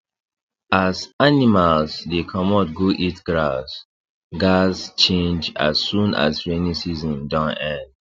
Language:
Nigerian Pidgin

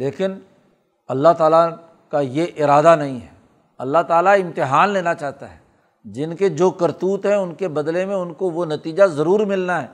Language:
Urdu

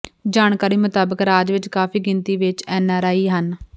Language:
Punjabi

